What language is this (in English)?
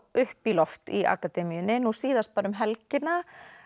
Icelandic